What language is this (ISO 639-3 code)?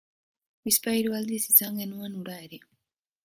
eus